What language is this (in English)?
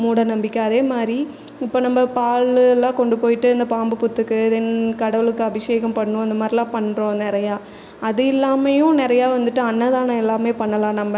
Tamil